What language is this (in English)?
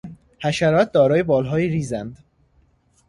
Persian